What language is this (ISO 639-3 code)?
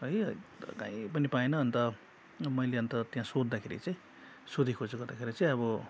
nep